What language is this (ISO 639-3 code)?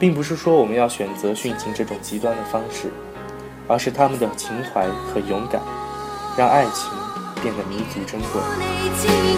zho